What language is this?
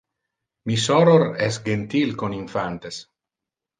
Interlingua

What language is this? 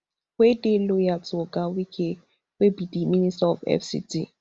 Nigerian Pidgin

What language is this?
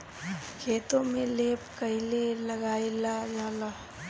Bhojpuri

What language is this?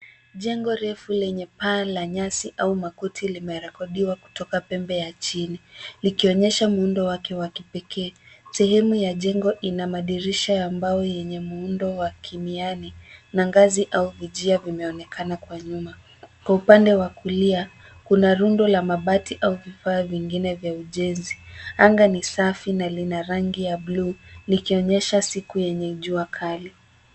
Swahili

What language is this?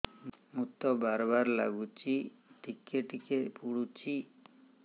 Odia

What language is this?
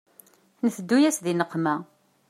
Kabyle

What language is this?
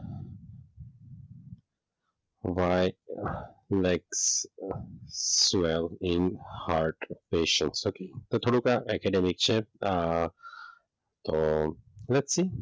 Gujarati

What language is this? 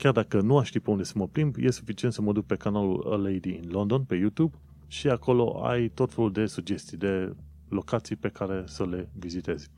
Romanian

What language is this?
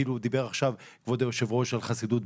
Hebrew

